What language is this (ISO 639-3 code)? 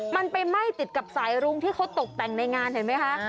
tha